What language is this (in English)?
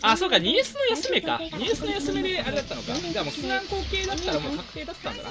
Japanese